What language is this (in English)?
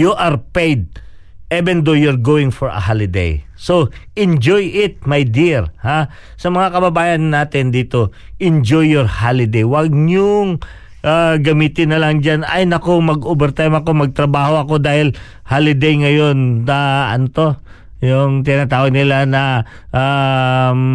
Filipino